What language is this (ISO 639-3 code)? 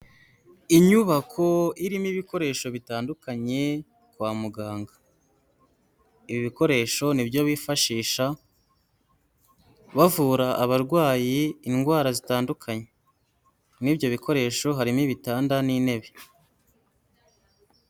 kin